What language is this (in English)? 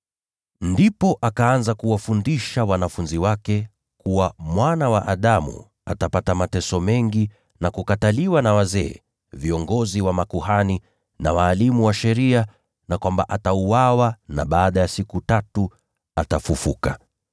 Swahili